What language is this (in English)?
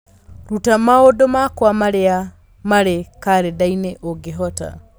Kikuyu